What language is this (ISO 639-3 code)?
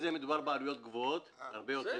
heb